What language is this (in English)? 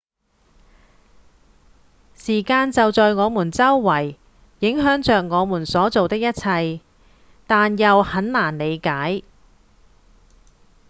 Cantonese